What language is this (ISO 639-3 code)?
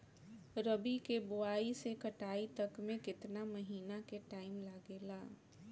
bho